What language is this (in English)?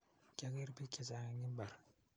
Kalenjin